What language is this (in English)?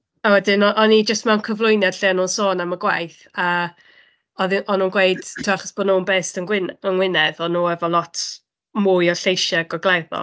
Welsh